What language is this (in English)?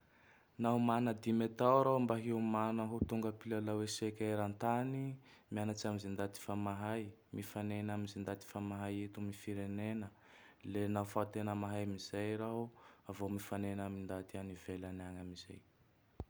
Tandroy-Mahafaly Malagasy